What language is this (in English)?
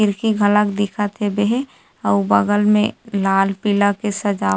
Chhattisgarhi